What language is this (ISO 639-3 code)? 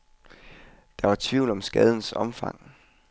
dan